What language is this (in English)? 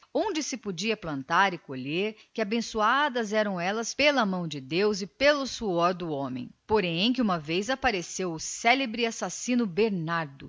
Portuguese